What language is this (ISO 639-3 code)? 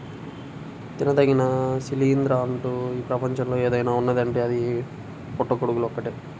tel